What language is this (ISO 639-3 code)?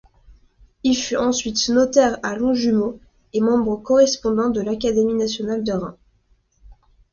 fra